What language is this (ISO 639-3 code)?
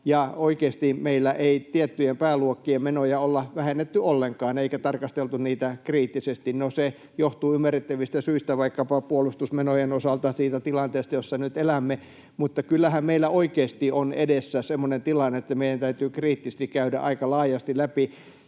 fin